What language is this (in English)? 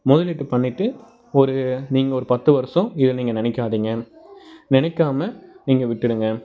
Tamil